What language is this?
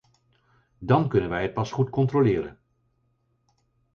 Dutch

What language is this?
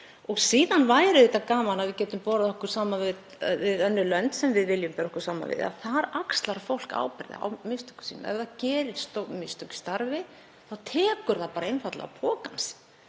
Icelandic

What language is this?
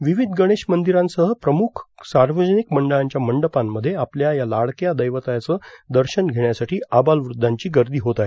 Marathi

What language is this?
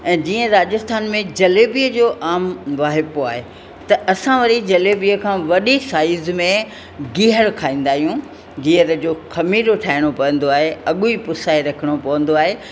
Sindhi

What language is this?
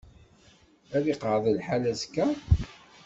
Kabyle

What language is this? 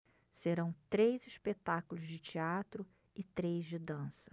Portuguese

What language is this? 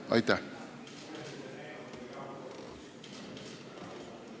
Estonian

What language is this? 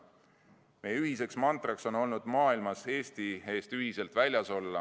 Estonian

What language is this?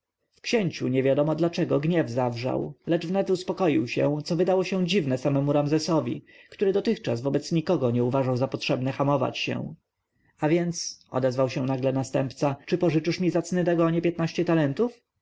Polish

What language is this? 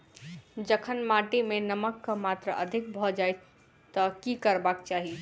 Maithili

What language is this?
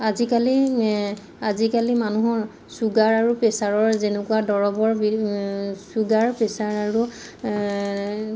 Assamese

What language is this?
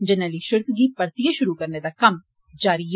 Dogri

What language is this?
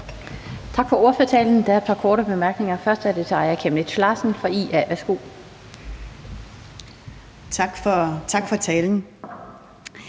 Danish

